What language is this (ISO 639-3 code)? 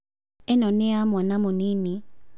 kik